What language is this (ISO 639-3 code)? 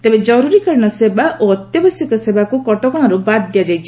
ori